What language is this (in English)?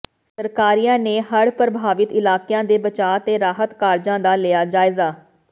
Punjabi